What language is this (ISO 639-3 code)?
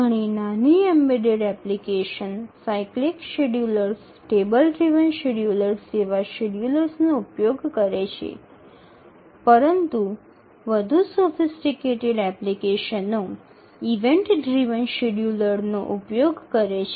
guj